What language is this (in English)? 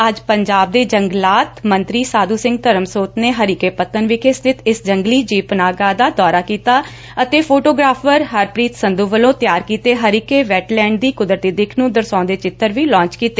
Punjabi